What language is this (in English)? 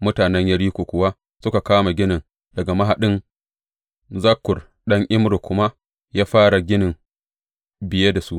Hausa